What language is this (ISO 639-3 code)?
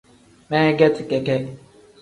kdh